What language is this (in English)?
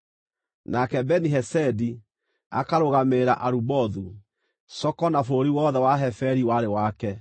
Kikuyu